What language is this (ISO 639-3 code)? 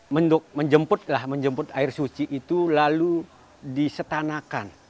ind